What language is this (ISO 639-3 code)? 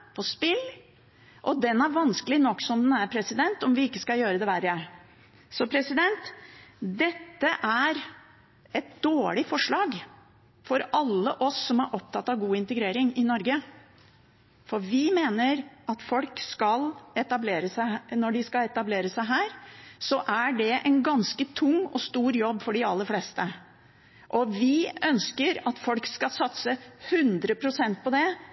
nob